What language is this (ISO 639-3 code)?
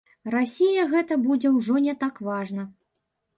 bel